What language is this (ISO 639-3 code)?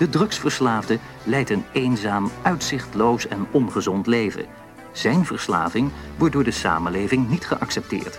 nld